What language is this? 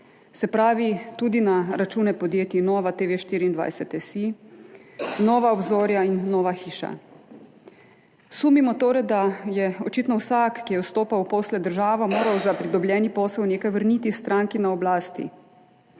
Slovenian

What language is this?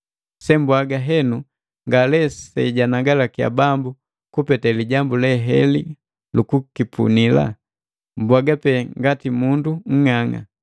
Matengo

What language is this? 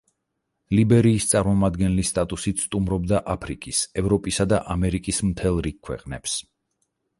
Georgian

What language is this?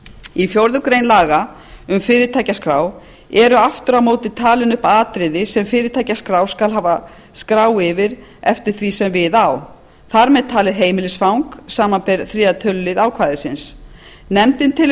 Icelandic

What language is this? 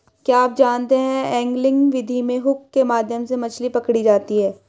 Hindi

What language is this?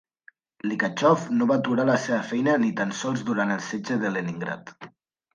Catalan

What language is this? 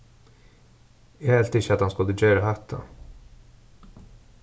Faroese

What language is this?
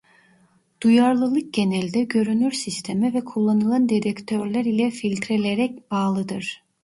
Turkish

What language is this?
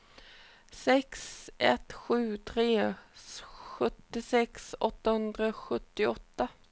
Swedish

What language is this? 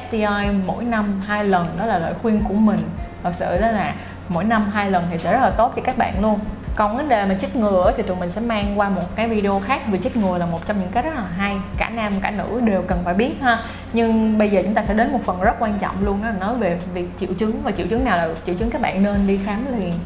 Vietnamese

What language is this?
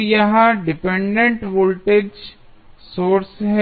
Hindi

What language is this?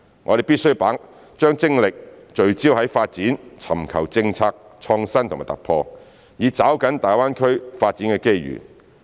Cantonese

